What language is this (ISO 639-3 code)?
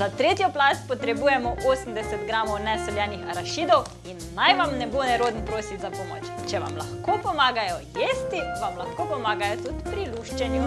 slv